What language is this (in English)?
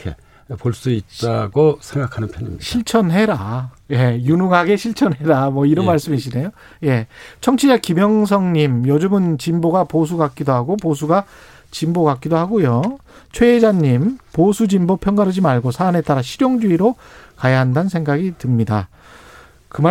Korean